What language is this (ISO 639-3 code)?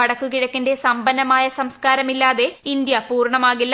mal